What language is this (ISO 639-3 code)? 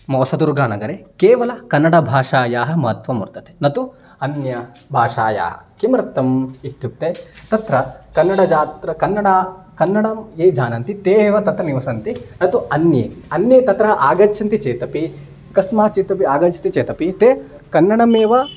san